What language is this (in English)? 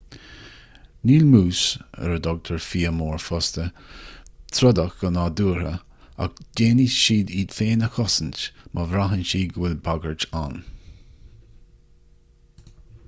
Irish